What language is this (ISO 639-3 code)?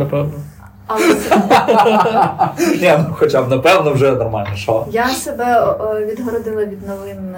ukr